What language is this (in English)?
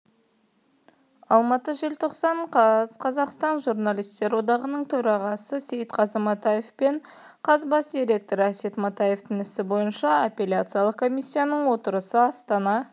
Kazakh